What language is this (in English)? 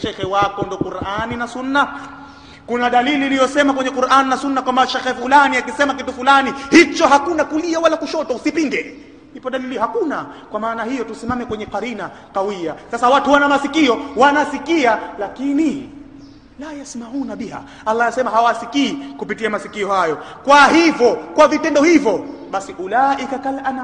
Arabic